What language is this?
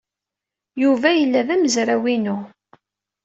Kabyle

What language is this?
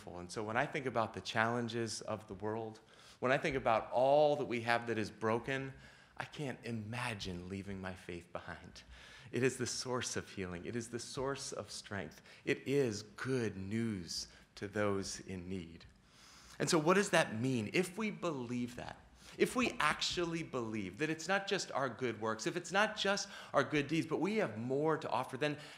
English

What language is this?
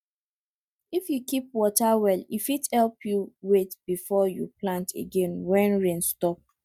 Nigerian Pidgin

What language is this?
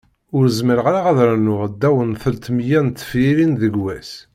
Kabyle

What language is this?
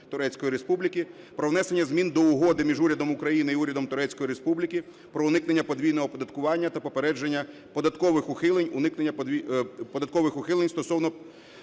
Ukrainian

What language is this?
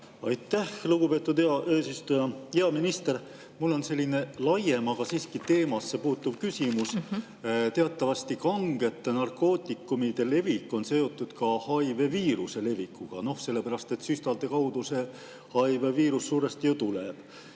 Estonian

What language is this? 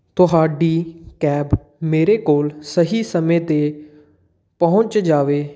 Punjabi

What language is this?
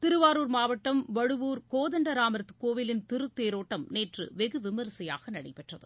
Tamil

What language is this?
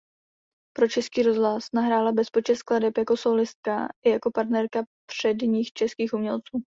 Czech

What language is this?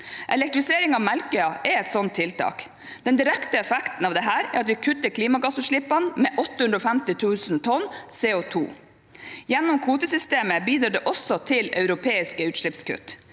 Norwegian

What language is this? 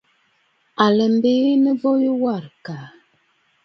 Bafut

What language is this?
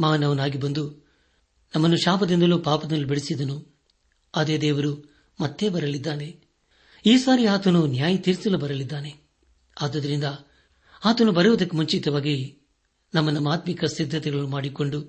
Kannada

